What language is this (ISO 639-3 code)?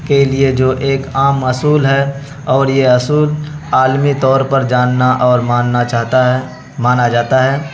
urd